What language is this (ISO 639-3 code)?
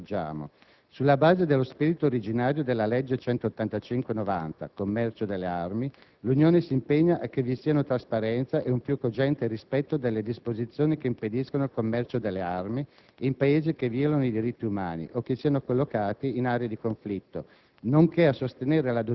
ita